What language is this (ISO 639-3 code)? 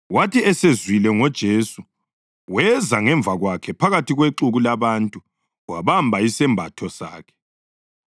nde